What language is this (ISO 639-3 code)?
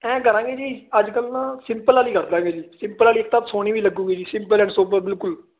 pan